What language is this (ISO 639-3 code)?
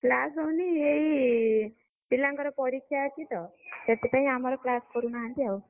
ori